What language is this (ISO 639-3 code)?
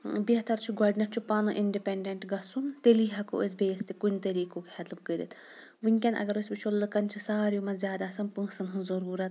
kas